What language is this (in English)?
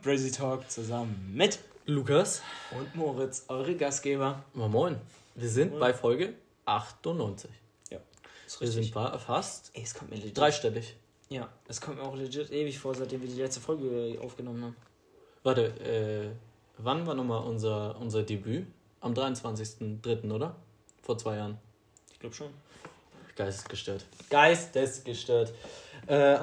German